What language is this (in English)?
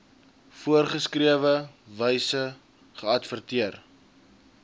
Afrikaans